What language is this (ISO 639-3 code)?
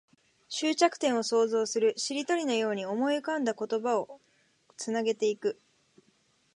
jpn